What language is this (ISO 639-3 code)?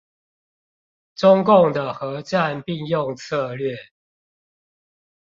zho